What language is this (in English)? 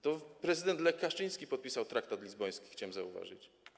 Polish